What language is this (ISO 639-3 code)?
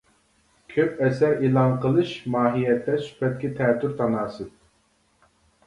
uig